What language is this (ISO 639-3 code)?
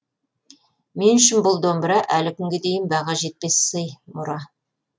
kaz